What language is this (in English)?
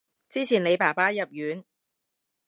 Cantonese